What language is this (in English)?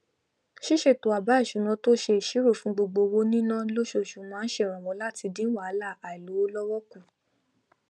Yoruba